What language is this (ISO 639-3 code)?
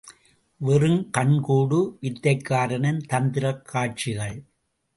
tam